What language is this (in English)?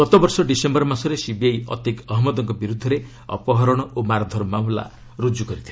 Odia